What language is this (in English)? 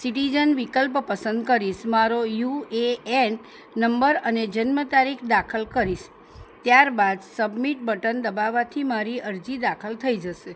Gujarati